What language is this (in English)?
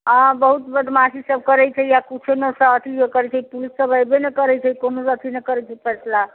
Maithili